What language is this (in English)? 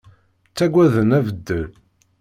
Kabyle